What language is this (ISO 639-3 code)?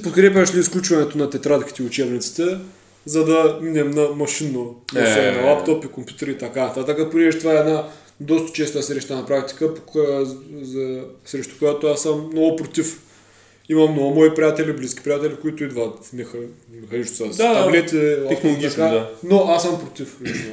bul